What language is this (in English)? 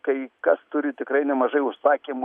Lithuanian